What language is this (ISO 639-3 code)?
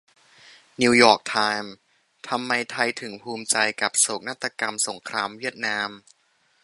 tha